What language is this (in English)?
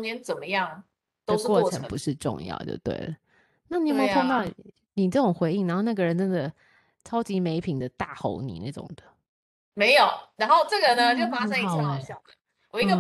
Chinese